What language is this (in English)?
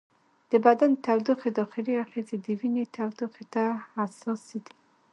Pashto